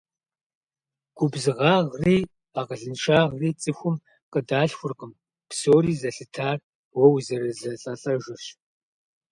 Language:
Kabardian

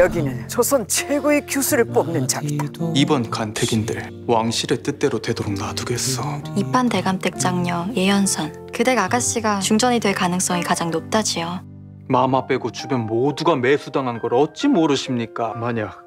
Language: Korean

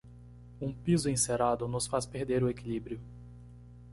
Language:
Portuguese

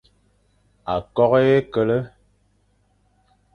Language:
Fang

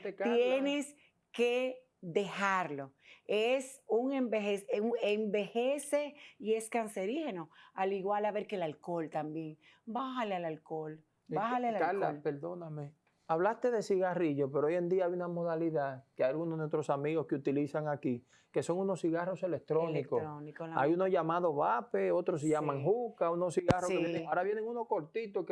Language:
Spanish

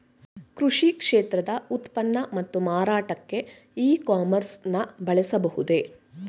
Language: Kannada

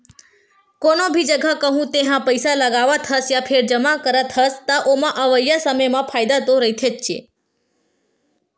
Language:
Chhattisgarhi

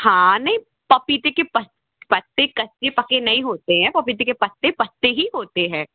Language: Hindi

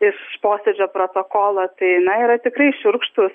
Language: Lithuanian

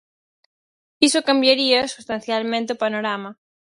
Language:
Galician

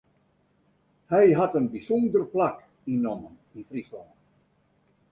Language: Western Frisian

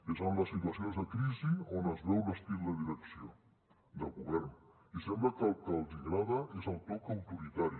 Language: Catalan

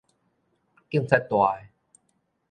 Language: Min Nan Chinese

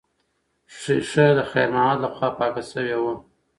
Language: Pashto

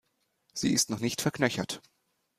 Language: German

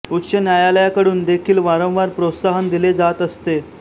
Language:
Marathi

